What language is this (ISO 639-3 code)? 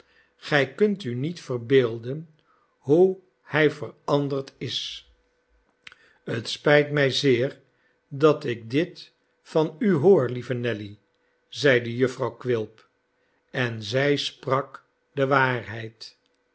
nld